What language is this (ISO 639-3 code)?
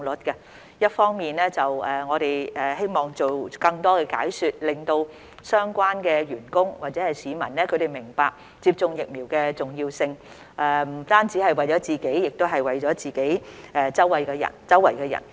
yue